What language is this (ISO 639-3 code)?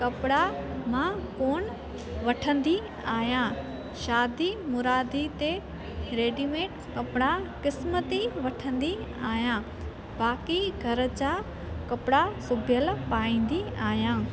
snd